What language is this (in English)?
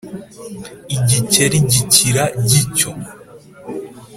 Kinyarwanda